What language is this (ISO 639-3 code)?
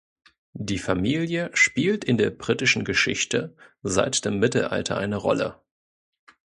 deu